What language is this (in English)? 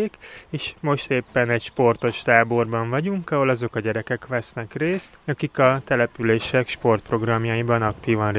Hungarian